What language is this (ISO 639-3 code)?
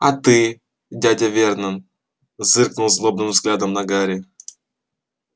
rus